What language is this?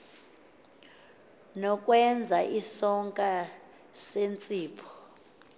Xhosa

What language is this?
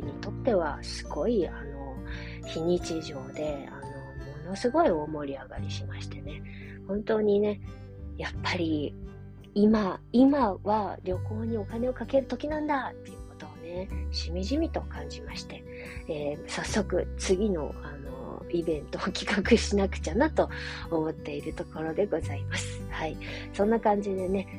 Japanese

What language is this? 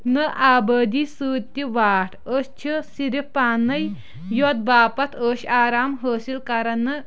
Kashmiri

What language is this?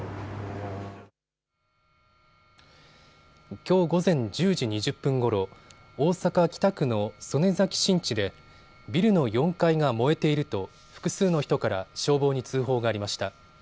Japanese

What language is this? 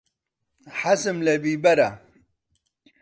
Central Kurdish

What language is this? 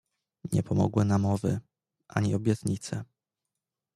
Polish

